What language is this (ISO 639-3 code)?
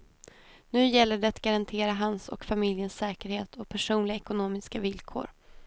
swe